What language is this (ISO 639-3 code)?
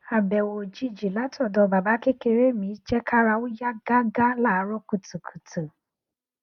yor